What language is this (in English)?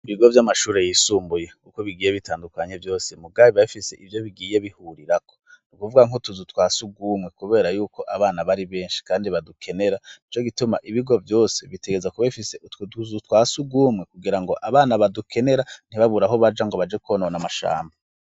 Rundi